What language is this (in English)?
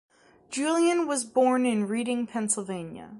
English